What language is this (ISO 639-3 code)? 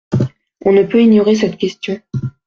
fra